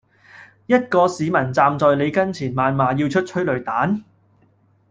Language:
Cantonese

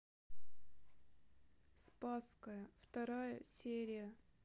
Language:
Russian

